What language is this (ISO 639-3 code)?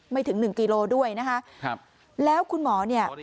tha